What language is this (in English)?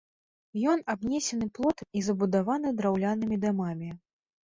Belarusian